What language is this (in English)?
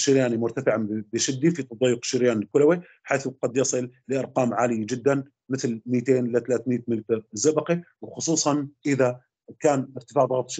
Arabic